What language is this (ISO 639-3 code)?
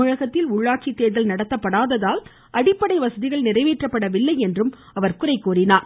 tam